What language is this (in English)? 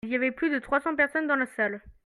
French